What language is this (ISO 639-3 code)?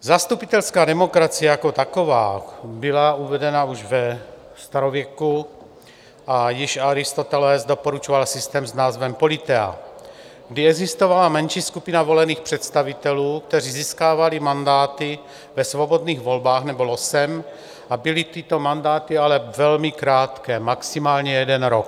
ces